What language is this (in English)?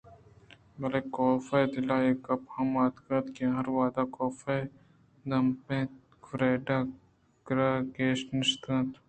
Eastern Balochi